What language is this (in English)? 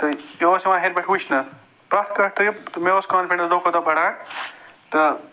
Kashmiri